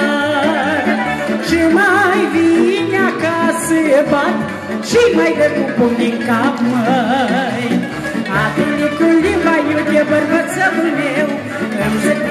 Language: Romanian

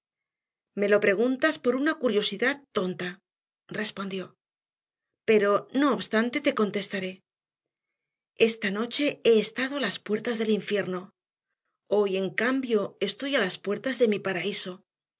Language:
Spanish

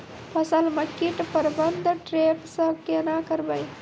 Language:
Maithili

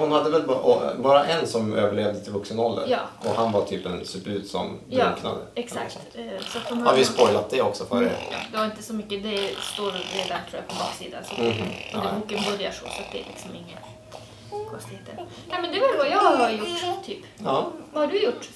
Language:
Swedish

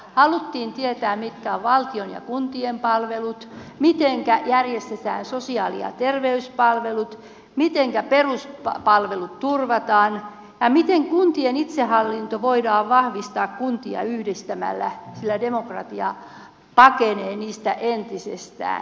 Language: Finnish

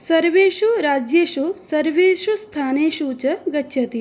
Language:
Sanskrit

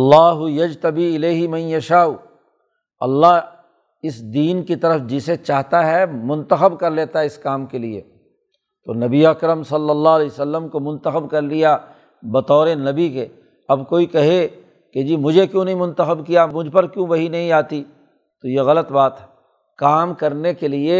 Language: Urdu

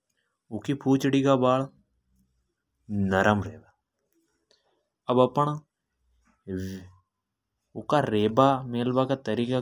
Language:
Hadothi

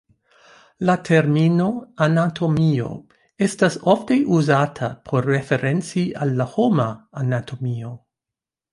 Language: Esperanto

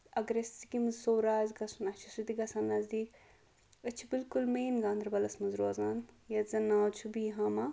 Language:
Kashmiri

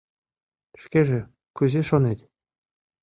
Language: Mari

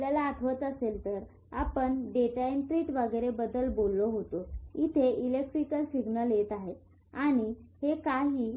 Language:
Marathi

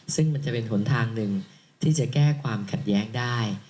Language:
Thai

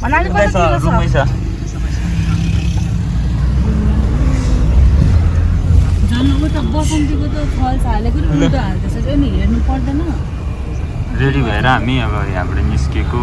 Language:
Nepali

